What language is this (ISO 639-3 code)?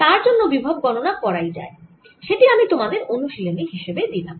ben